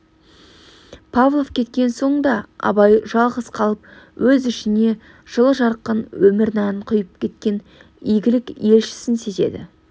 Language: Kazakh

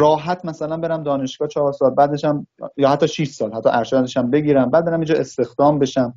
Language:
Persian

